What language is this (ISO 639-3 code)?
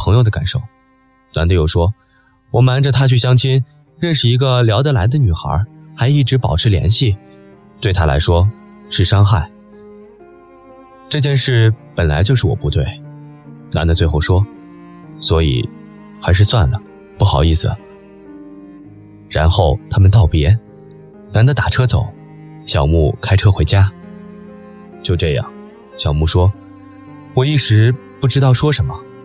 zho